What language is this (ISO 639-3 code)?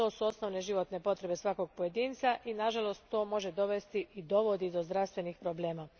hrv